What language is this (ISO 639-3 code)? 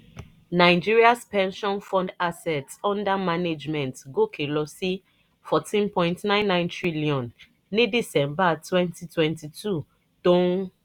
yor